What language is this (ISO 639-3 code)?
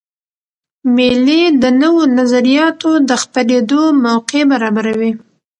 pus